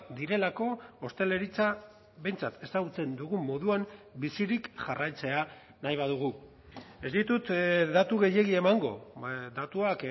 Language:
Basque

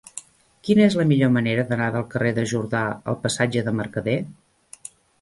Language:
Catalan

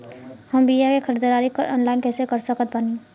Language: Bhojpuri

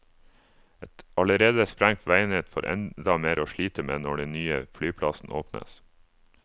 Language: Norwegian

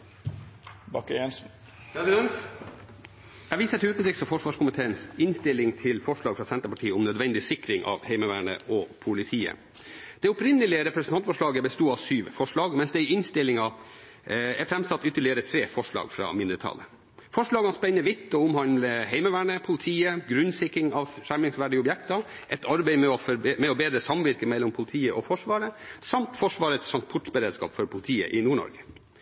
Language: Norwegian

